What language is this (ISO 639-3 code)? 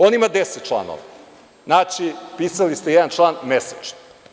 srp